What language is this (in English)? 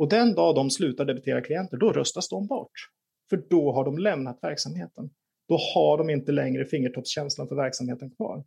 Swedish